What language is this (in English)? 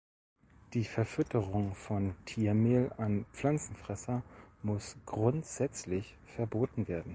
German